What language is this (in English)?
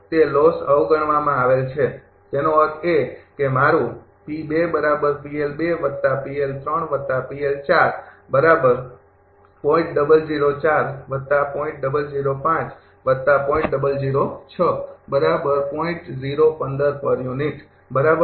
Gujarati